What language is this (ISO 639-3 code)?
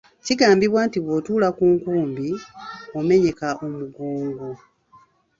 lug